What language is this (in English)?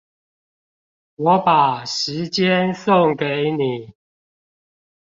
Chinese